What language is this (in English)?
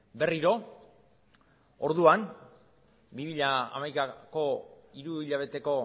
Basque